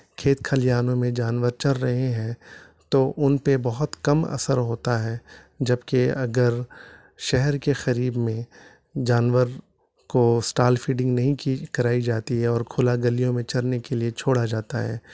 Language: Urdu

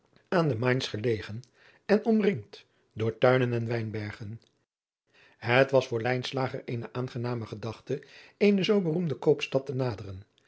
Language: Dutch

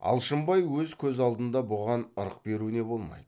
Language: Kazakh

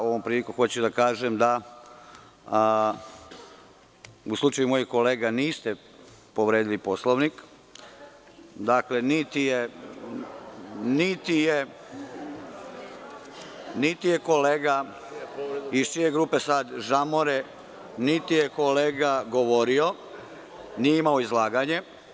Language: Serbian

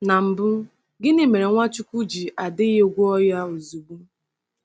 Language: Igbo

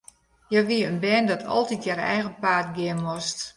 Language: Western Frisian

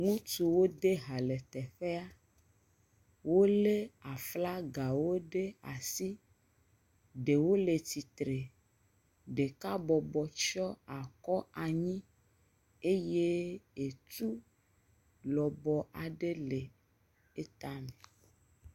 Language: Ewe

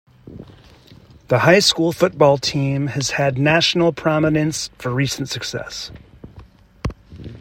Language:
English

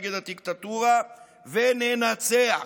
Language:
Hebrew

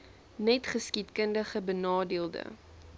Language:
Afrikaans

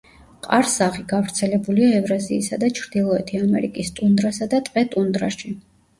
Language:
Georgian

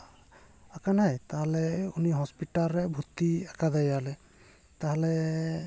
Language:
Santali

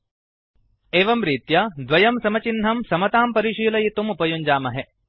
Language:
Sanskrit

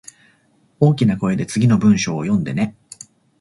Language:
Japanese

